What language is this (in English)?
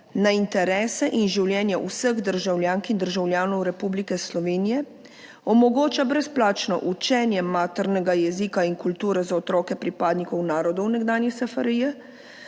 Slovenian